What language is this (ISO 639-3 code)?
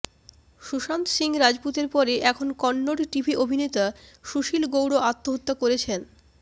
ben